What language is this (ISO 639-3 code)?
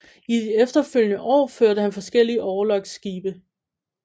dan